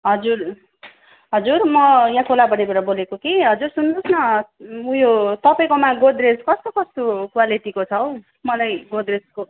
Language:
Nepali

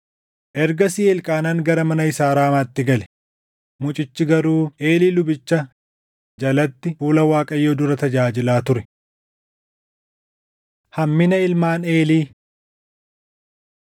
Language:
Oromo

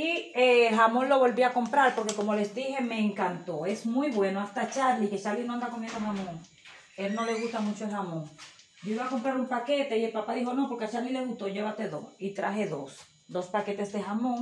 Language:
Spanish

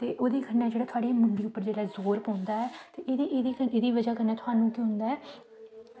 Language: Dogri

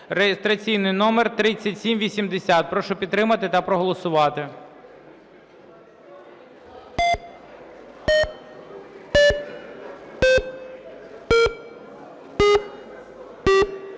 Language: Ukrainian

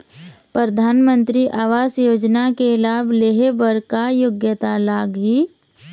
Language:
Chhattisgarhi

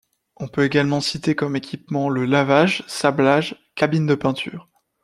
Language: French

